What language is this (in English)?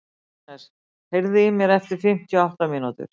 Icelandic